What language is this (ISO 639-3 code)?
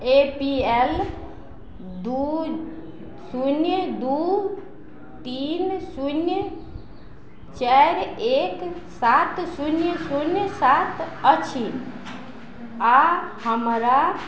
mai